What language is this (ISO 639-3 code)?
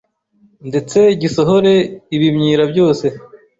kin